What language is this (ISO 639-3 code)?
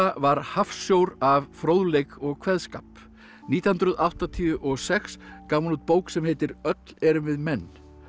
isl